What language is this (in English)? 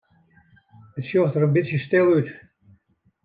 Western Frisian